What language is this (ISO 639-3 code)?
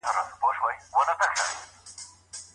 pus